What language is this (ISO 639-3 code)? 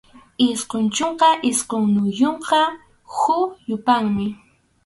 qxu